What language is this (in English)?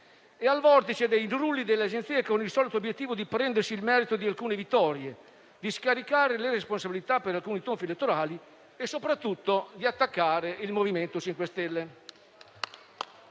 Italian